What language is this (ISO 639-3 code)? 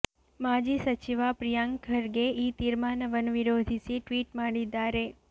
kan